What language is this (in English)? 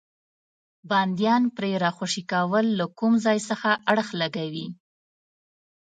Pashto